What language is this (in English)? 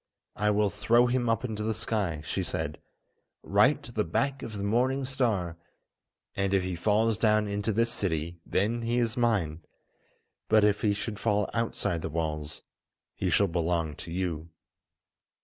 English